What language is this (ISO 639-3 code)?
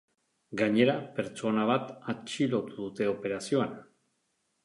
eus